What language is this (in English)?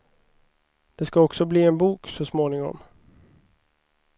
Swedish